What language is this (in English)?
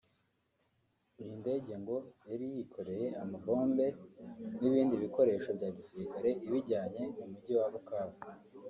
Kinyarwanda